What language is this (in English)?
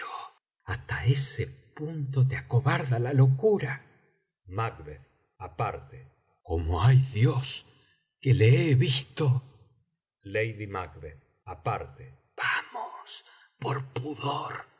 Spanish